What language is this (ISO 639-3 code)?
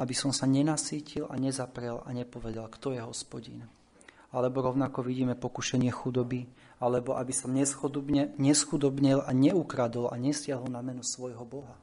slk